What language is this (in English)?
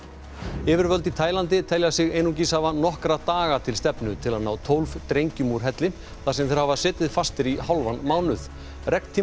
Icelandic